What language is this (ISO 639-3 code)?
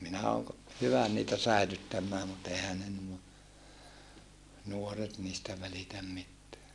fin